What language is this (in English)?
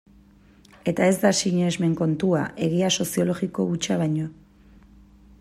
Basque